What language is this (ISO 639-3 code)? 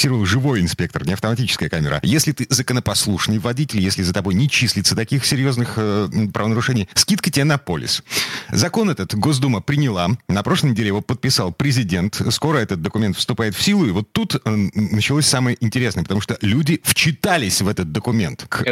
rus